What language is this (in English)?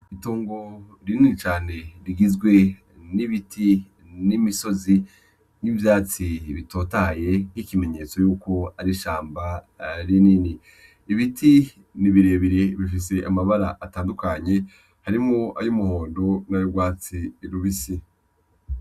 Rundi